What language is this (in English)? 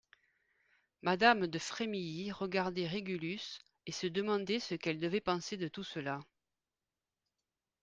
French